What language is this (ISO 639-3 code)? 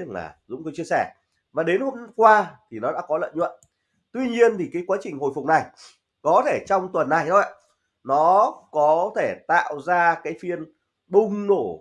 vie